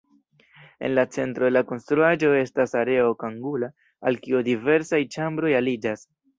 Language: Esperanto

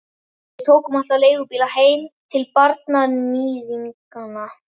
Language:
Icelandic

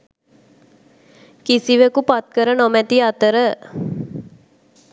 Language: Sinhala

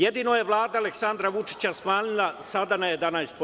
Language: Serbian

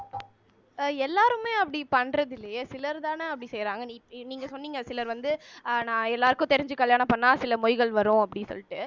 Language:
Tamil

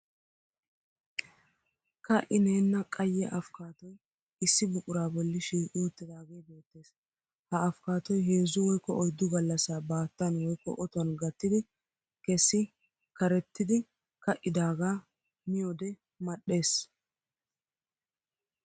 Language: Wolaytta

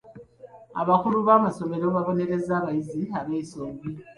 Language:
Ganda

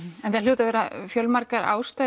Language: Icelandic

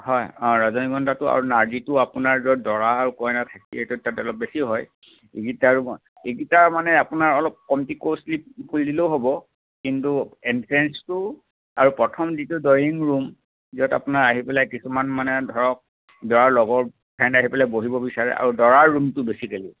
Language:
Assamese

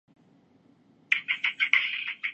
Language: Urdu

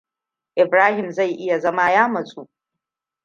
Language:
Hausa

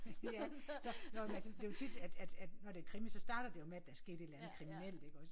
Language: Danish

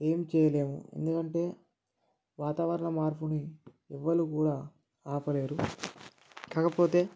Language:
Telugu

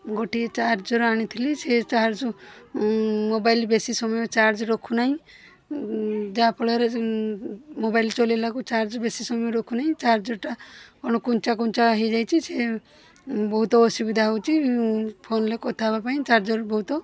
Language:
Odia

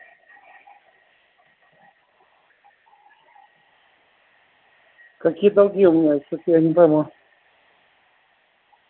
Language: Russian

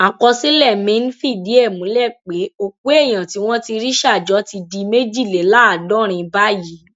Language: Yoruba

